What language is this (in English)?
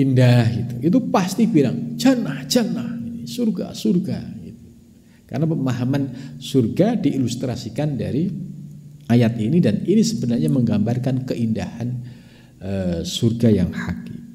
Indonesian